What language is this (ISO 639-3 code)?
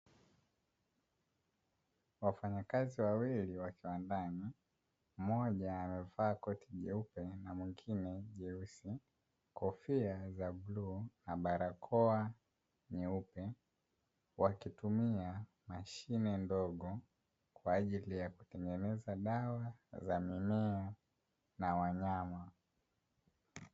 swa